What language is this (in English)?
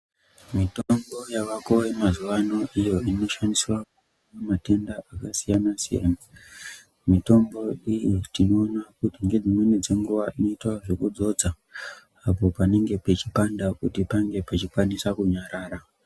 Ndau